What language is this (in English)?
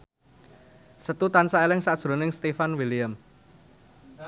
Javanese